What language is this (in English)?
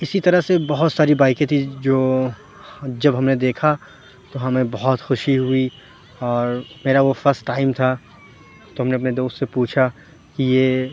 Urdu